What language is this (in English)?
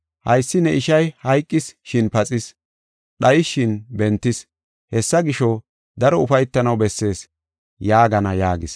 Gofa